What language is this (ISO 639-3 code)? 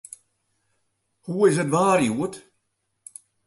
fry